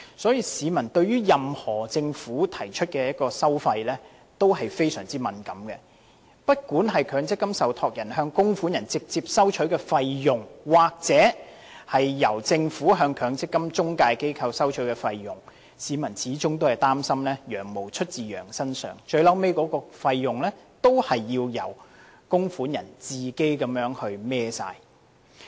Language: Cantonese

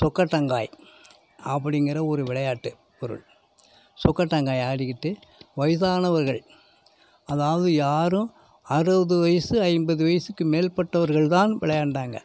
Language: Tamil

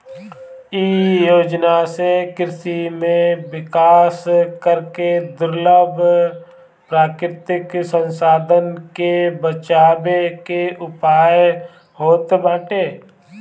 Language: Bhojpuri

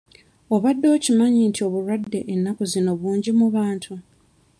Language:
Ganda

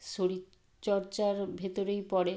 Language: Bangla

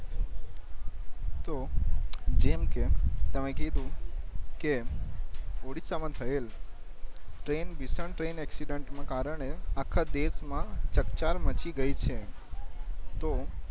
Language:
Gujarati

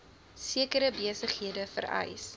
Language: Afrikaans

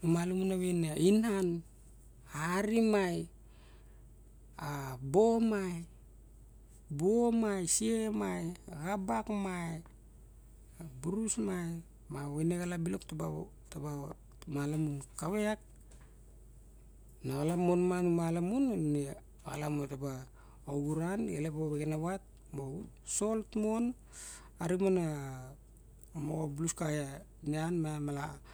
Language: Barok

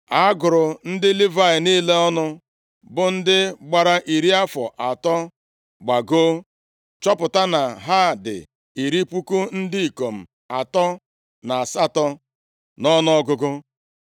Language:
Igbo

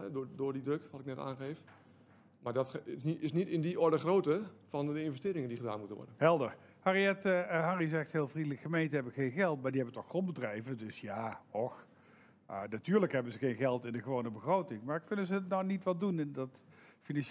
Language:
Dutch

